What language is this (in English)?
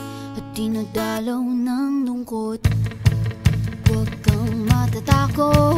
Romanian